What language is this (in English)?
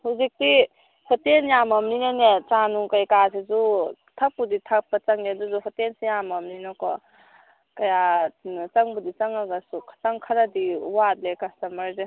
Manipuri